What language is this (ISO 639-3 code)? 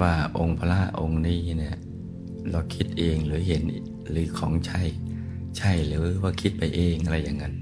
tha